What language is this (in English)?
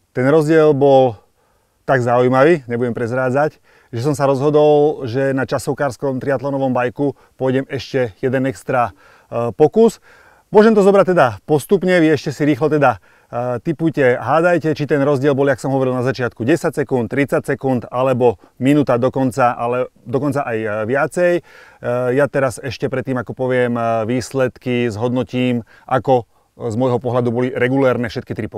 Slovak